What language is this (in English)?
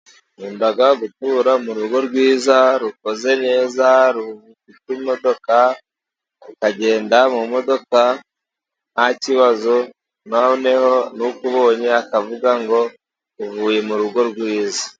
Kinyarwanda